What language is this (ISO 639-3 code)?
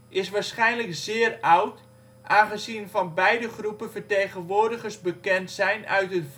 nld